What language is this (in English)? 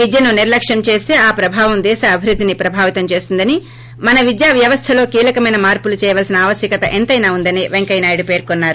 Telugu